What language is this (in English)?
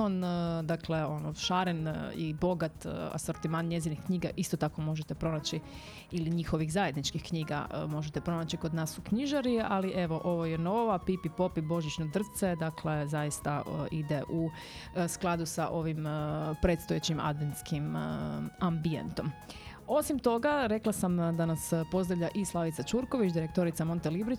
Croatian